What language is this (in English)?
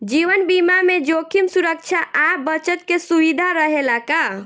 Bhojpuri